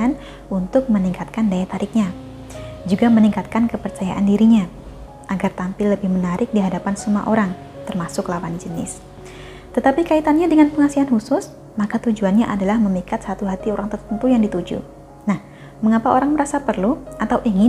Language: Indonesian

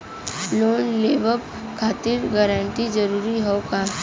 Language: Bhojpuri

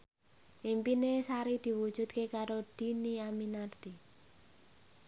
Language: Javanese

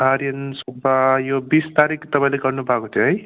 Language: Nepali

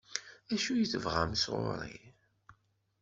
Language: Kabyle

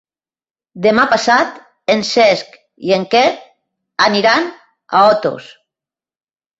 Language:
Catalan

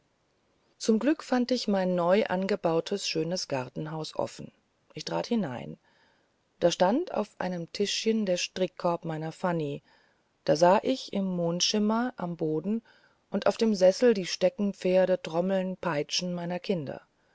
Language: German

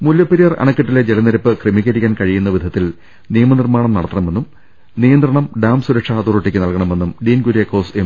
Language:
Malayalam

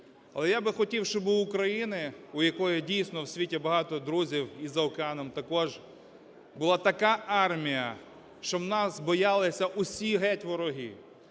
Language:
Ukrainian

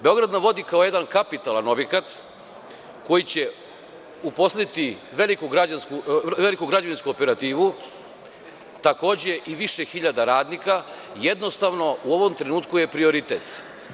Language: Serbian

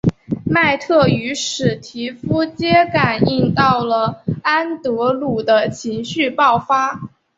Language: Chinese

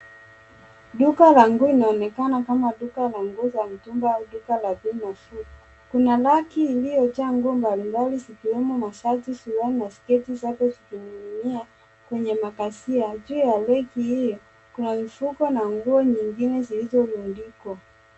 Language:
Swahili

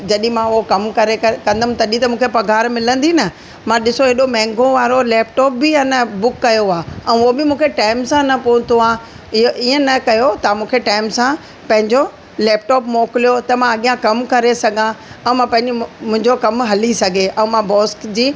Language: Sindhi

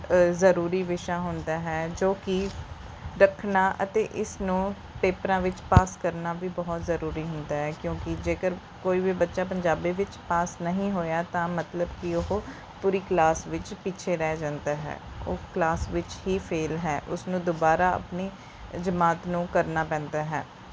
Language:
Punjabi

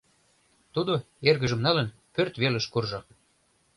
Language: Mari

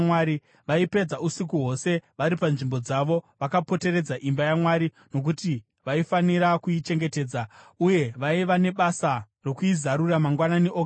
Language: Shona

